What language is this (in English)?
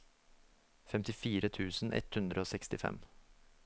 Norwegian